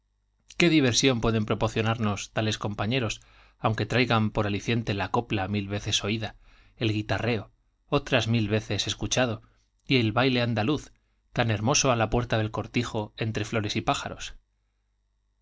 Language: Spanish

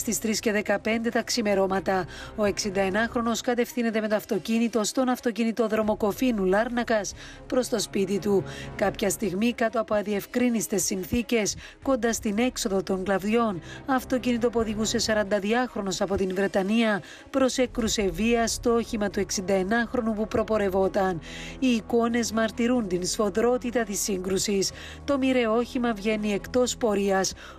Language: Greek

